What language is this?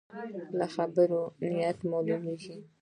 Pashto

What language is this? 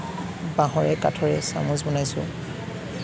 Assamese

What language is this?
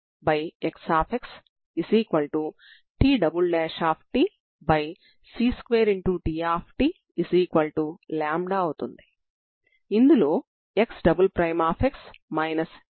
Telugu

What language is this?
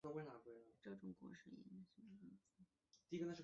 Chinese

